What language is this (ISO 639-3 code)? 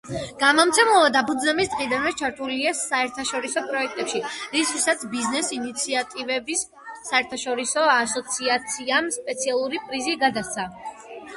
kat